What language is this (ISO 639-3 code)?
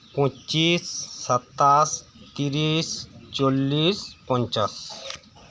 sat